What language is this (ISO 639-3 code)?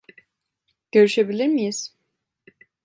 tur